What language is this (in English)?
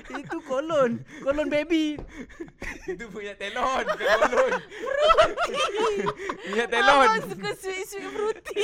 Malay